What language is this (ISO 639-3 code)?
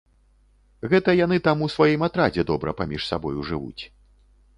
bel